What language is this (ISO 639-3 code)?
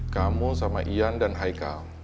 ind